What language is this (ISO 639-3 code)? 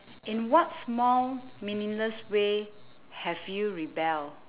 eng